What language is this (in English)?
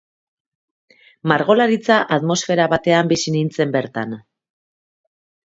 Basque